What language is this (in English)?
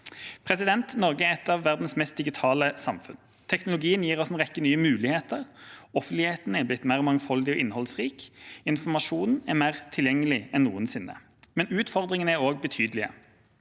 Norwegian